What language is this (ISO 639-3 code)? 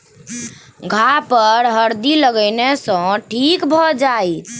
mai